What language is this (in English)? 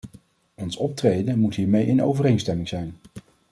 Dutch